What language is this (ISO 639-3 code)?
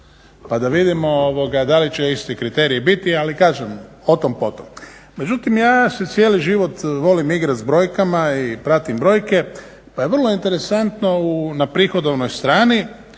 hrv